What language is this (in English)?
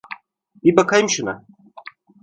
Turkish